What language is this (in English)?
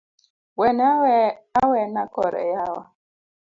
Luo (Kenya and Tanzania)